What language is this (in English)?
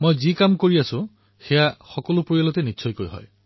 Assamese